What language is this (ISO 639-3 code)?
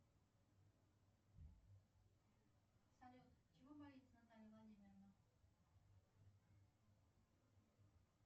rus